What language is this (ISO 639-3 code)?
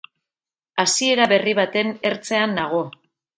eus